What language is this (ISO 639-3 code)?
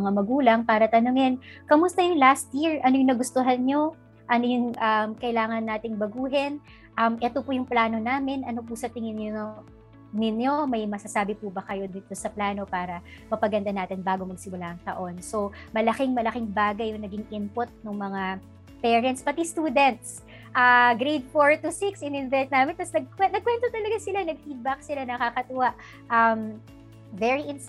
fil